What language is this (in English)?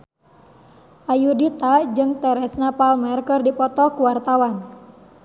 Sundanese